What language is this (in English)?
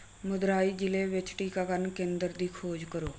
Punjabi